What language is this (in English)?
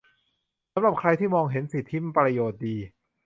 Thai